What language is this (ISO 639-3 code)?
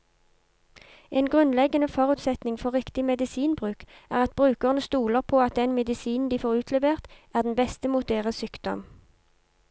nor